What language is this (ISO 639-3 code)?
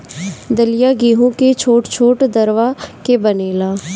bho